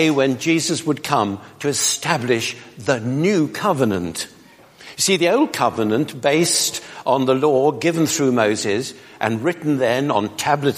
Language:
English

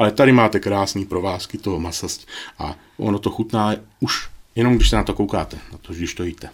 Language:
Czech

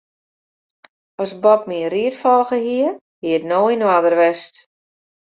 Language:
Western Frisian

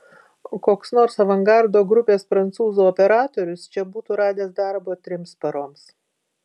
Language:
Lithuanian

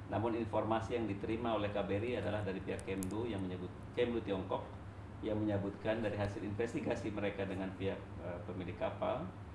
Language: Indonesian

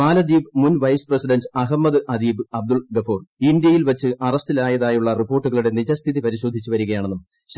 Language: Malayalam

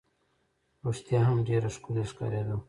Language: Pashto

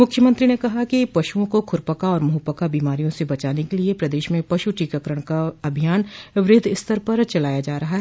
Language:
Hindi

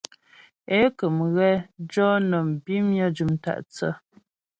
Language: Ghomala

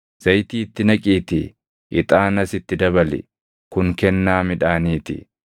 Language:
Oromo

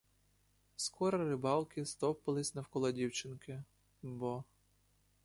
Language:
Ukrainian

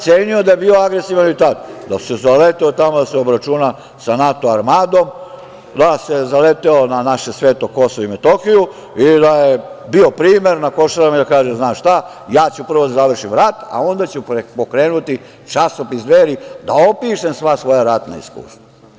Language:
Serbian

